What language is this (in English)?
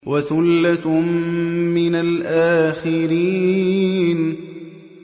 Arabic